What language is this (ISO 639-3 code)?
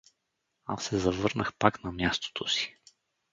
bul